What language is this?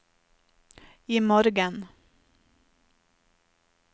Norwegian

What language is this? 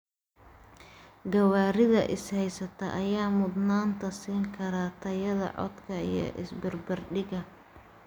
Somali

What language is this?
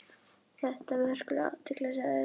Icelandic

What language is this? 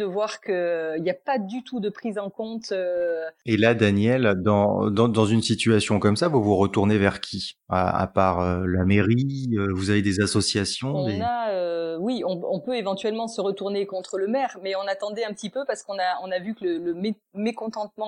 French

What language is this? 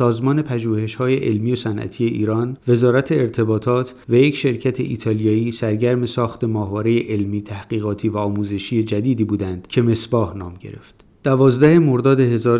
Persian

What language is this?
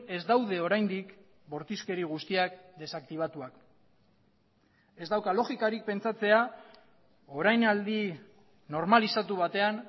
Basque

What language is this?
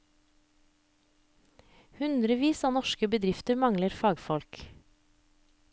Norwegian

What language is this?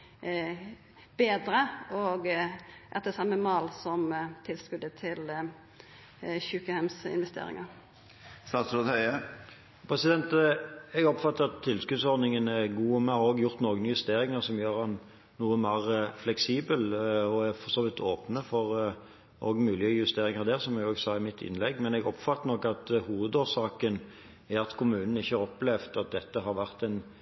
Norwegian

